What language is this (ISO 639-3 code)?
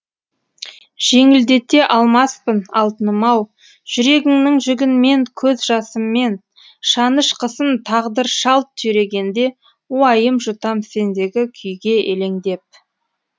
kaz